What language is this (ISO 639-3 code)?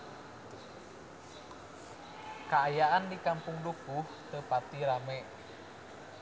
sun